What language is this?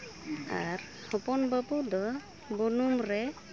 Santali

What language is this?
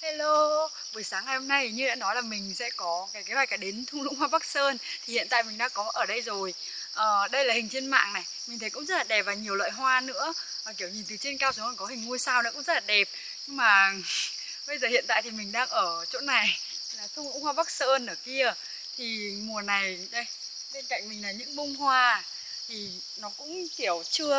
Vietnamese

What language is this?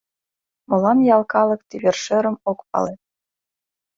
Mari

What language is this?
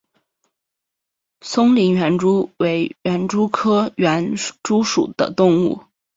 Chinese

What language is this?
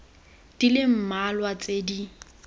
Tswana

